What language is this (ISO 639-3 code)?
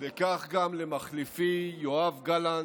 heb